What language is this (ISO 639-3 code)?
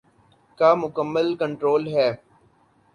urd